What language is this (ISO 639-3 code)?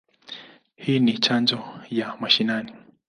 swa